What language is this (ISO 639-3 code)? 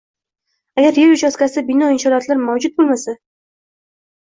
uzb